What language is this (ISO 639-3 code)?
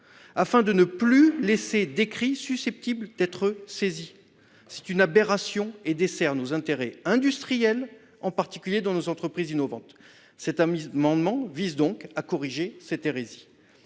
fra